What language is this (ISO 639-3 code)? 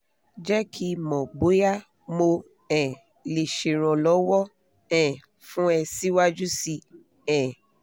yor